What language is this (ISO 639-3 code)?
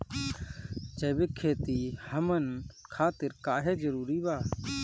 bho